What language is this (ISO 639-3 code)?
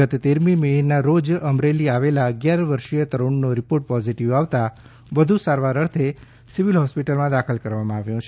guj